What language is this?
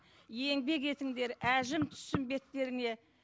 Kazakh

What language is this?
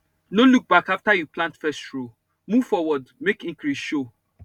Nigerian Pidgin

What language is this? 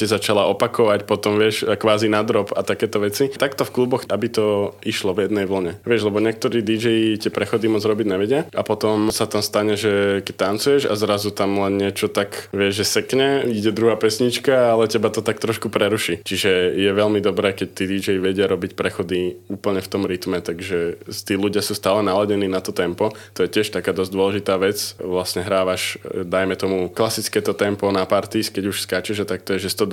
Slovak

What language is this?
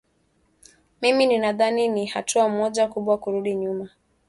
Swahili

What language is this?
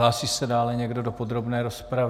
Czech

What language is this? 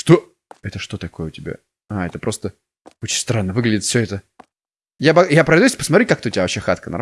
Russian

